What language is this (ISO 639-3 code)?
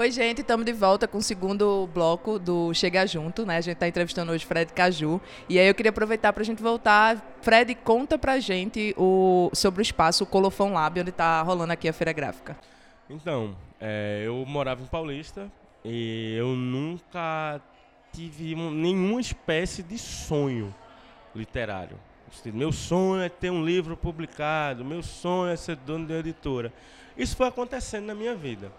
por